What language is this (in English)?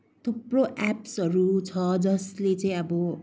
Nepali